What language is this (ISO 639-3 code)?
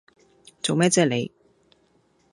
yue